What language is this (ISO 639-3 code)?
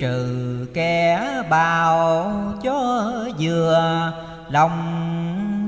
vie